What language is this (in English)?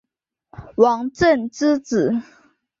Chinese